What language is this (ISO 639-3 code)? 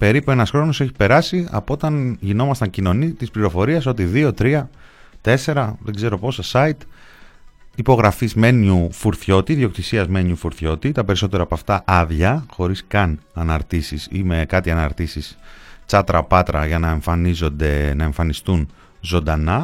ell